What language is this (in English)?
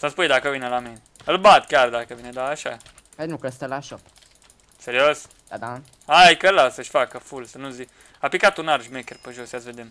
Romanian